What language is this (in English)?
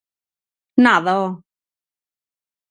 Galician